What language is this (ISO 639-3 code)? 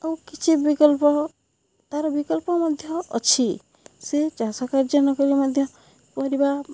ori